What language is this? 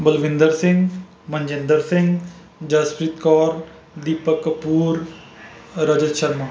Punjabi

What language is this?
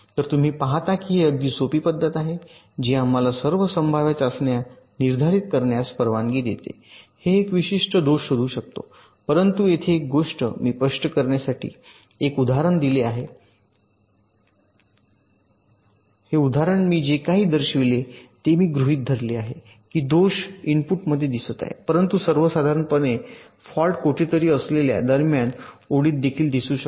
Marathi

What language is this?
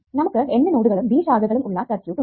Malayalam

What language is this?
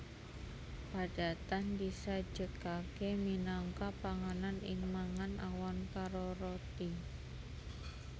Javanese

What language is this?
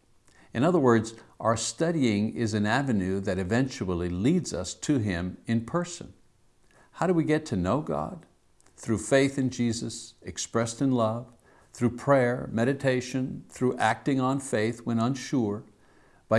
English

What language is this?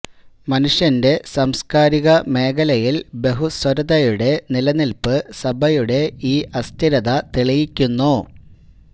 Malayalam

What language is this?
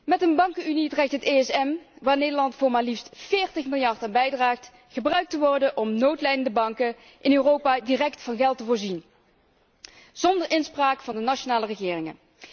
Dutch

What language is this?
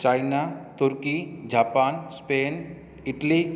Sindhi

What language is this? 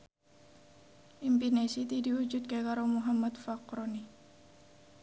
Javanese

